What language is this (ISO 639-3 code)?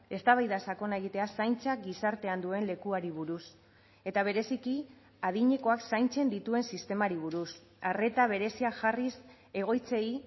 eus